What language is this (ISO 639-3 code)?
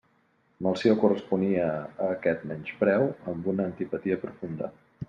cat